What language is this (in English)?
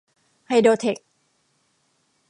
Thai